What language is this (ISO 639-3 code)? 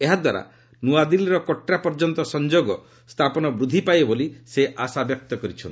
ori